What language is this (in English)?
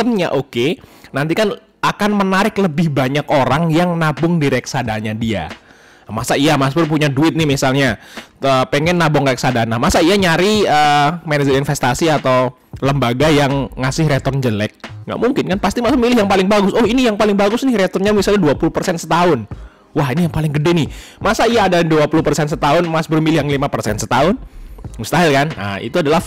Indonesian